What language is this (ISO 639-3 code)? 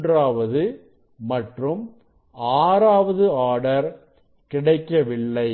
tam